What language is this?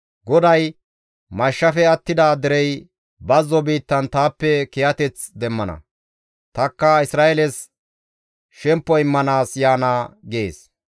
Gamo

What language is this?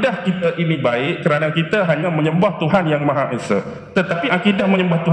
Malay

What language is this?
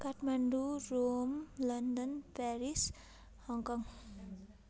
Nepali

